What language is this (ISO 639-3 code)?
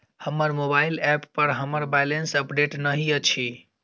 mai